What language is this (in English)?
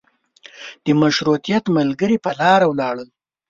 Pashto